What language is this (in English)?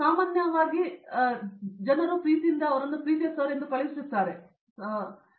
Kannada